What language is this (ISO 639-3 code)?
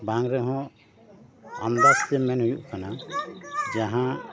sat